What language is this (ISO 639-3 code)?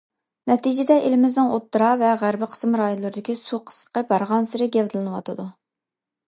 uig